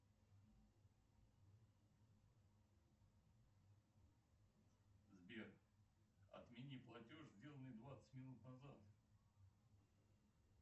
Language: Russian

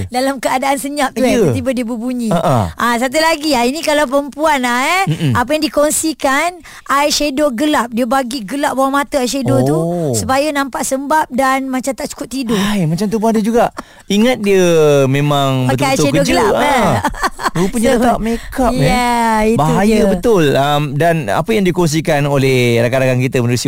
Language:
Malay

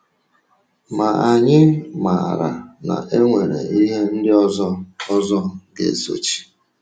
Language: Igbo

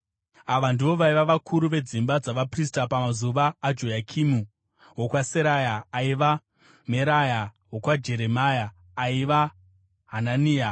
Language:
Shona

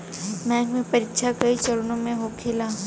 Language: Bhojpuri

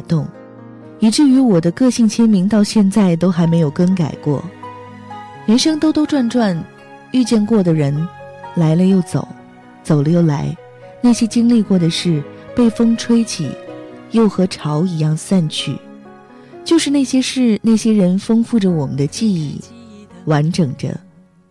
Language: Chinese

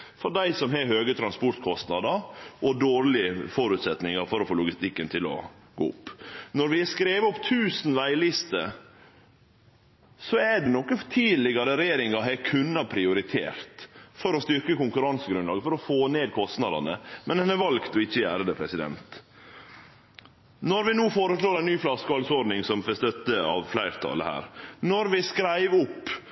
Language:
Norwegian Nynorsk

